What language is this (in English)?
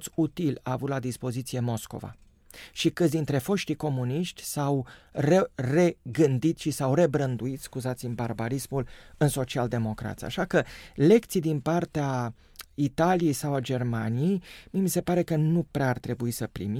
Romanian